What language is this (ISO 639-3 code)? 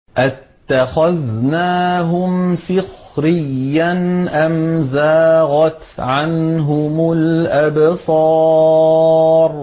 ara